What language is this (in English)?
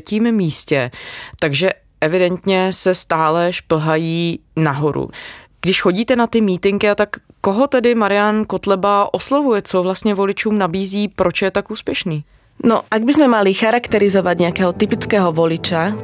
Czech